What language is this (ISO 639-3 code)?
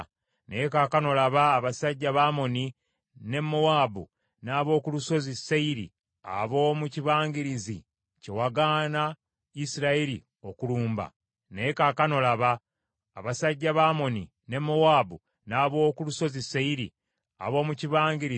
lug